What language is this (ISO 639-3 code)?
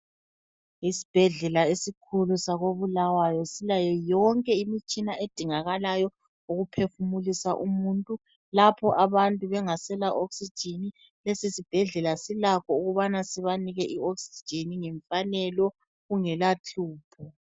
nde